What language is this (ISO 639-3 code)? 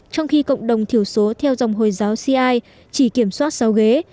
vie